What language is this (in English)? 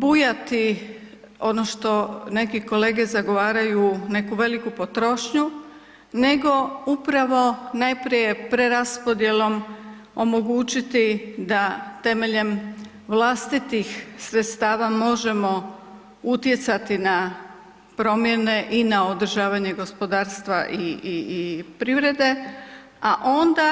Croatian